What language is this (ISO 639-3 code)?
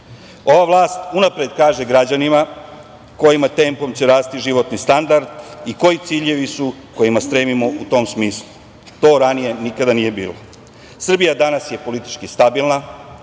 srp